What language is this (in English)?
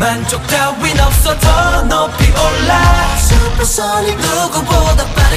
French